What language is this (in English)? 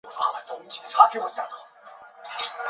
Chinese